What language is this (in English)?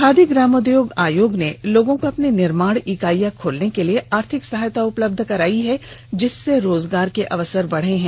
Hindi